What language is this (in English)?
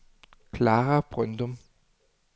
Danish